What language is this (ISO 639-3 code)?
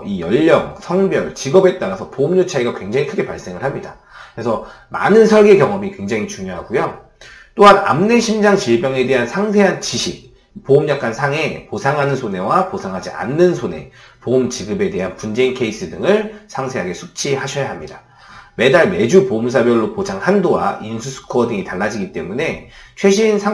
kor